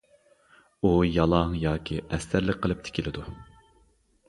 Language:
Uyghur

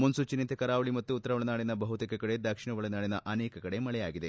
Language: Kannada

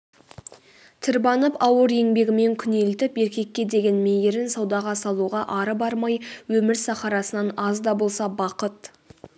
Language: Kazakh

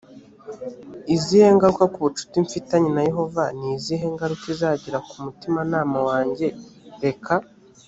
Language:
Kinyarwanda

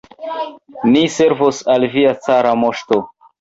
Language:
Esperanto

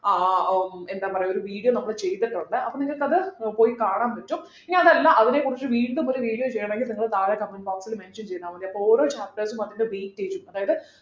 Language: Malayalam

